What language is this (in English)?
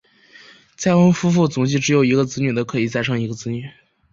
Chinese